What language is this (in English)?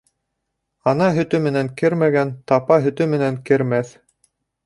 Bashkir